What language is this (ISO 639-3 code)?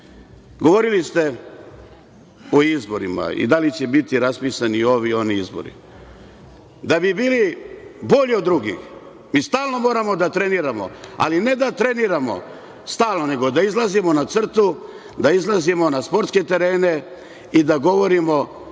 srp